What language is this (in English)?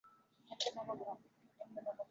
Uzbek